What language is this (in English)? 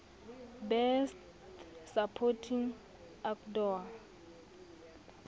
Southern Sotho